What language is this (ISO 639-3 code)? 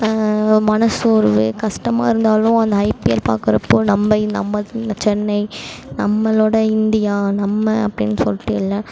tam